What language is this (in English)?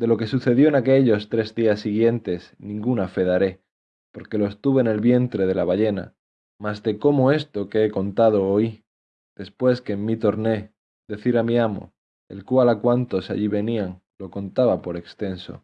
Spanish